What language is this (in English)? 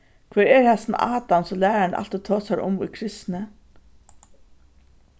Faroese